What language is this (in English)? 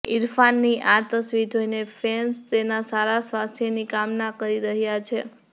Gujarati